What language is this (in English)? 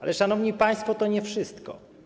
Polish